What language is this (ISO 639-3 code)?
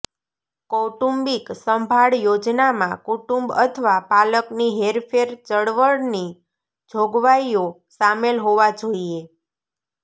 guj